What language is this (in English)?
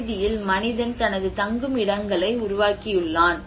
Tamil